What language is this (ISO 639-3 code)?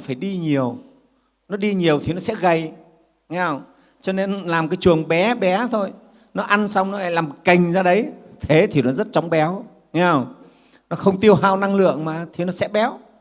vie